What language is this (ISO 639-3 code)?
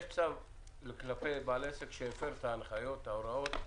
heb